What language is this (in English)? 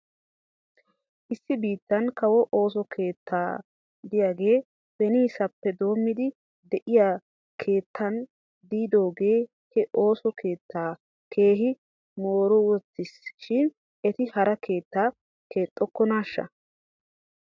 Wolaytta